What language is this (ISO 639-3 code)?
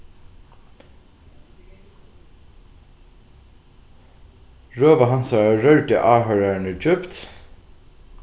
fao